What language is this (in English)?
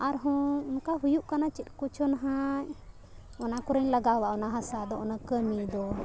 Santali